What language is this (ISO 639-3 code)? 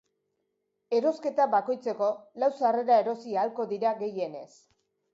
eus